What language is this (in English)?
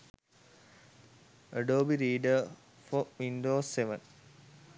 Sinhala